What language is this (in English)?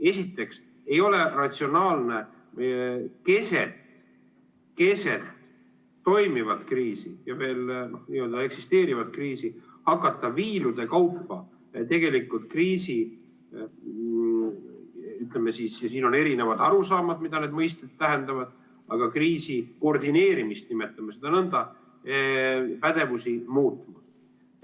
Estonian